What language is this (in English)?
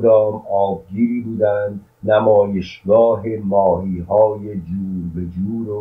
Persian